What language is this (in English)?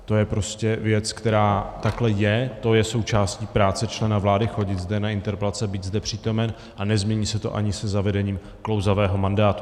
Czech